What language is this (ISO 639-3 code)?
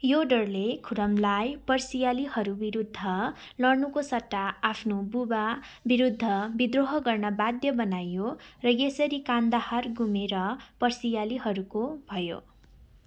nep